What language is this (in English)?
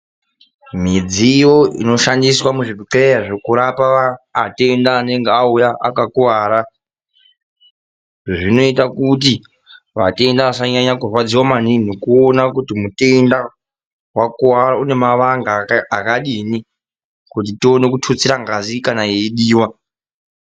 Ndau